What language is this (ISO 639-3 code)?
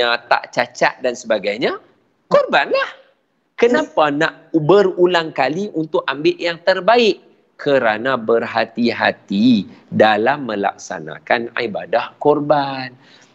msa